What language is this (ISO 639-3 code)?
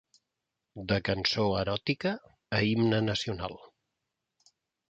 cat